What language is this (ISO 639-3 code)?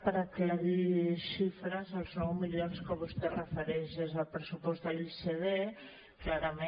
cat